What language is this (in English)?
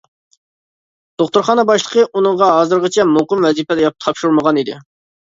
Uyghur